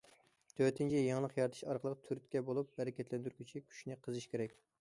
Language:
Uyghur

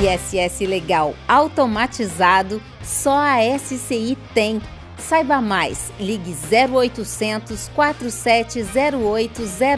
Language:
Portuguese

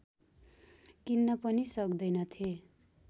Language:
Nepali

